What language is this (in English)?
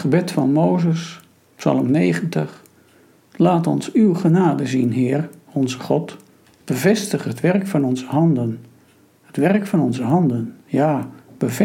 Dutch